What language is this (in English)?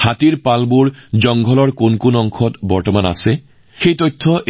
Assamese